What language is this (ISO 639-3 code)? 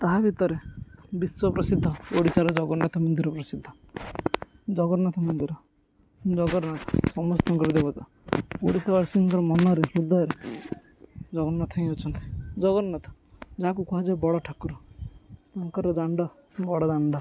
ori